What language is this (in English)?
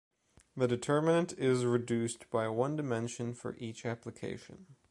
English